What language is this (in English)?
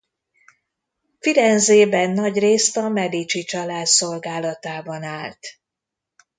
Hungarian